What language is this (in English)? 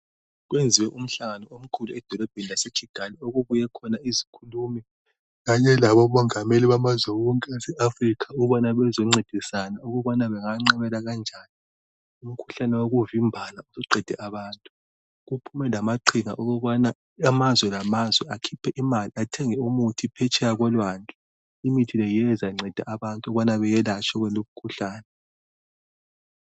North Ndebele